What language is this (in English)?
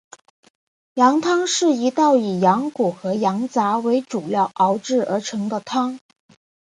Chinese